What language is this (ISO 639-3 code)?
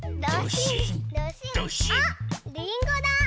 jpn